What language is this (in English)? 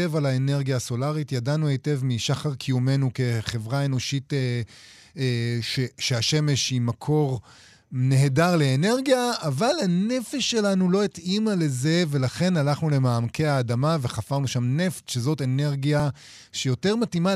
Hebrew